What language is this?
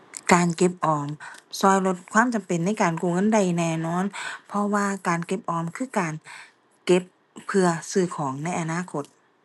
Thai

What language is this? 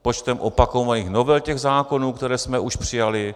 Czech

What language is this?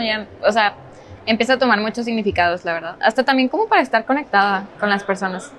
Spanish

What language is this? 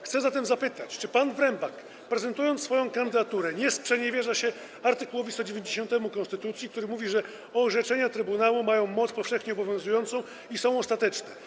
Polish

